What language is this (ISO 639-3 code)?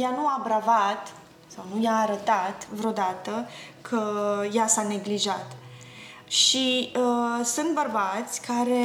ron